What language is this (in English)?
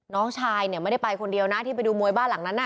Thai